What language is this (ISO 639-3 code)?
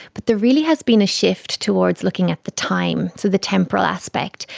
eng